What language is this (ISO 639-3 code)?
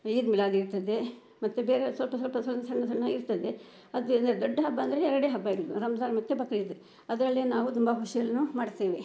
kan